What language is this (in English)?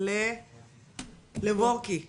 Hebrew